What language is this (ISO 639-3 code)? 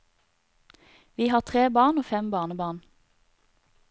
nor